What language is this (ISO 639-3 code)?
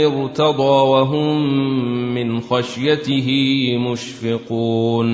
ara